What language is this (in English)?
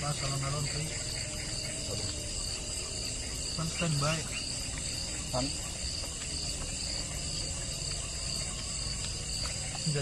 Indonesian